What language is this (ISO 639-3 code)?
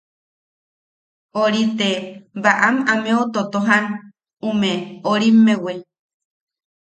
yaq